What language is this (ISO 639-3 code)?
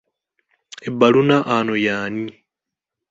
lug